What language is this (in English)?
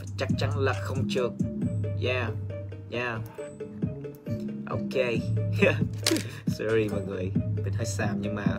Vietnamese